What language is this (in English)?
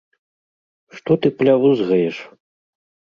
Belarusian